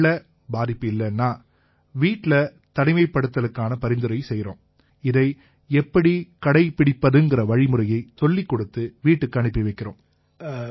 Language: Tamil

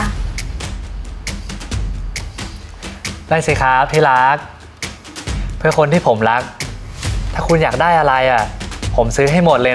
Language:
Thai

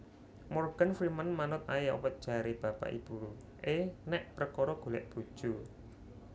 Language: Javanese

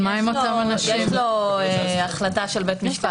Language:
Hebrew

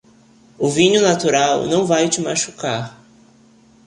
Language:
Portuguese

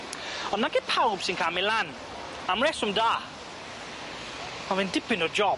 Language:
Welsh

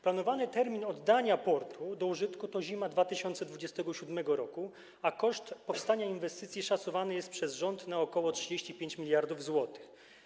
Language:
Polish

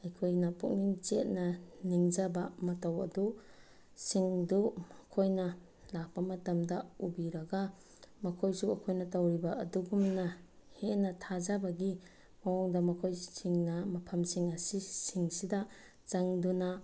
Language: Manipuri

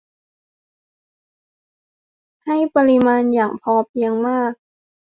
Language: Thai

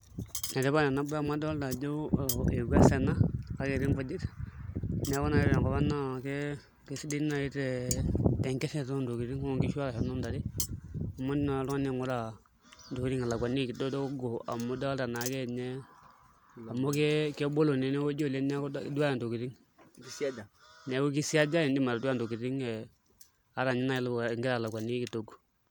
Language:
Masai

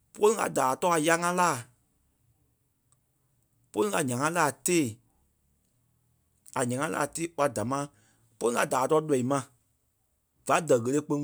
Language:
Kpelle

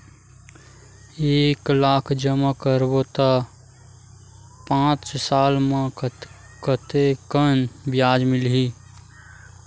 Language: Chhattisgarhi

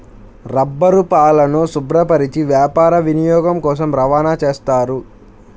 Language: Telugu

